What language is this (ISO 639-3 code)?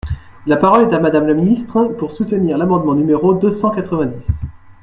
fra